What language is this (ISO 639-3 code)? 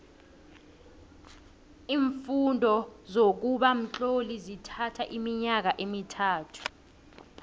nbl